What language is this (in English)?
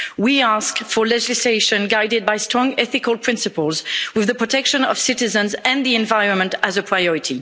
English